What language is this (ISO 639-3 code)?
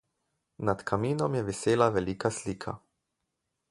slv